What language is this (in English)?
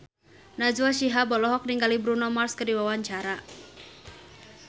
Sundanese